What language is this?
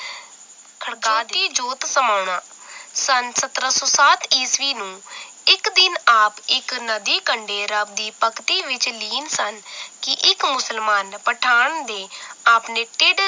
Punjabi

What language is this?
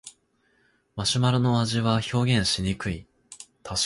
Japanese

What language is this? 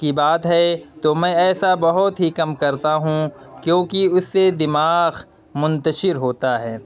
Urdu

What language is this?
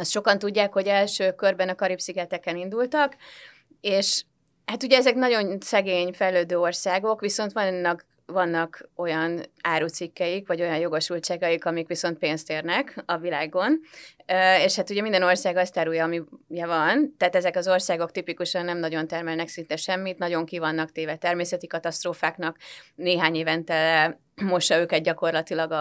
Hungarian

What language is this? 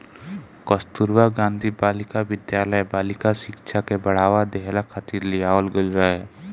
Bhojpuri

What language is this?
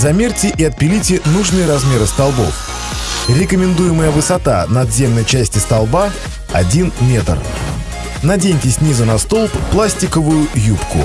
Russian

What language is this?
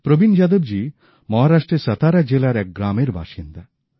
Bangla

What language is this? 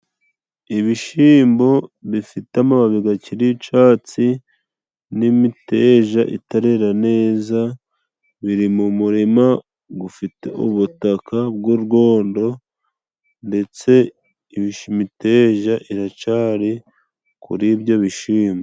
Kinyarwanda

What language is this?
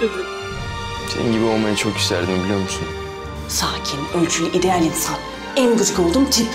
Turkish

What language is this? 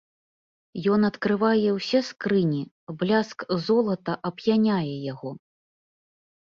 Belarusian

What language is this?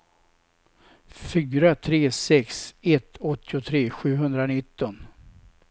Swedish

